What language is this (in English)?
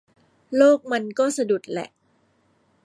Thai